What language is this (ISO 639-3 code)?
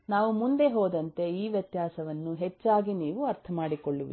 kan